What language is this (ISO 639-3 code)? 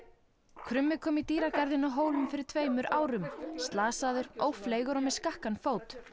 isl